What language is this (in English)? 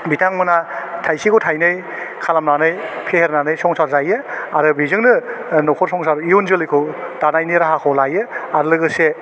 Bodo